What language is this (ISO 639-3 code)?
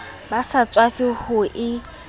sot